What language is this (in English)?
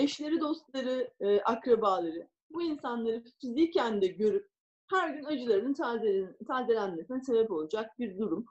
Turkish